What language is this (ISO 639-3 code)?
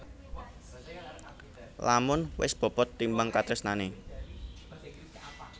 jav